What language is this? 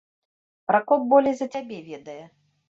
Belarusian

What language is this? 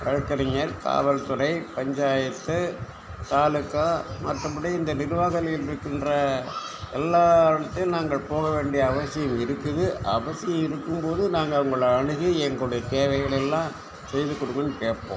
Tamil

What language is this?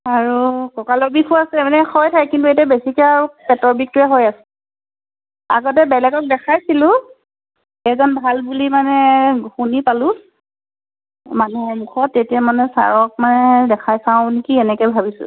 Assamese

